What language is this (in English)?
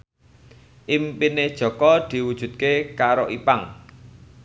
Javanese